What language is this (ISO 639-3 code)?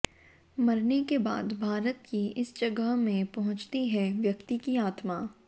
hin